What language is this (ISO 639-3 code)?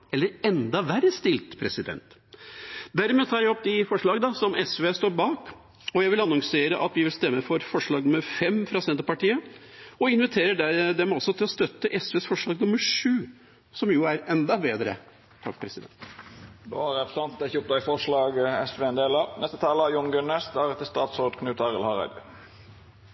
nor